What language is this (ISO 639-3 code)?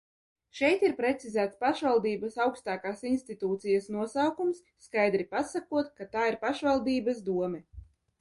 lav